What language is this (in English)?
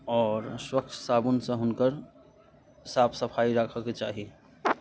Maithili